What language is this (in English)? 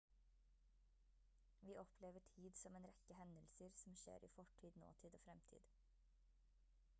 Norwegian Bokmål